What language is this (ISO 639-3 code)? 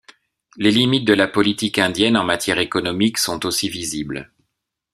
fra